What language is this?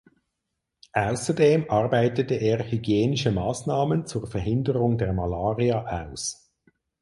German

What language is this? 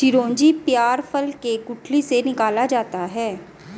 Hindi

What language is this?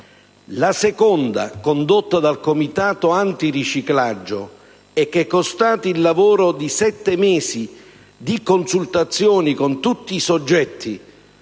Italian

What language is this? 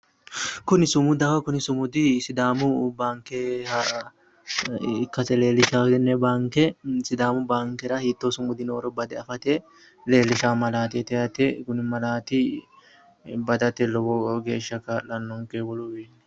Sidamo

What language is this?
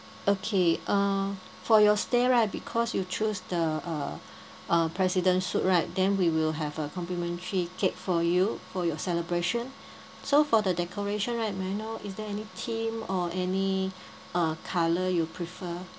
English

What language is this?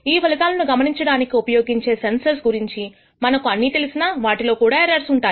Telugu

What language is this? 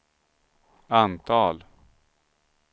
Swedish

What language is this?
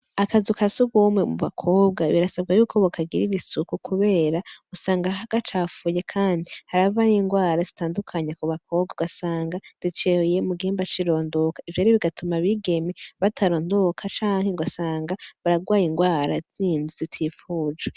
Rundi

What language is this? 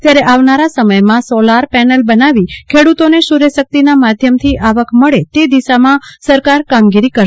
Gujarati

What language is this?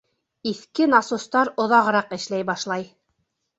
Bashkir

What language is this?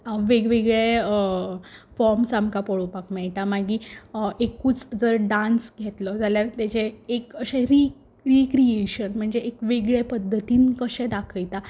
Konkani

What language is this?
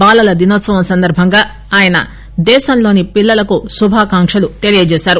Telugu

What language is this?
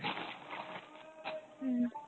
Bangla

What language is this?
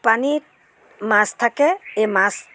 Assamese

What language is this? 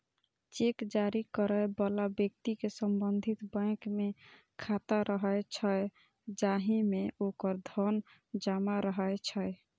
Maithili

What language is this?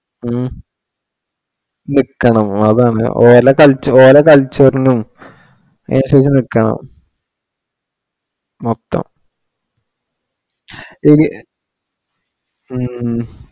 Malayalam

